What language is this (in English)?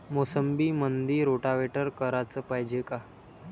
Marathi